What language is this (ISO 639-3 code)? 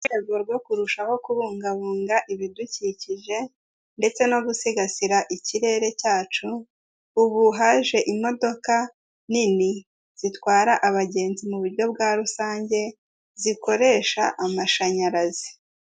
kin